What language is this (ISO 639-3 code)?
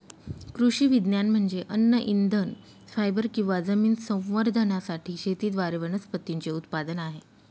mar